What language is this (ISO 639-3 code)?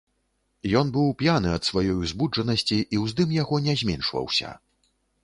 bel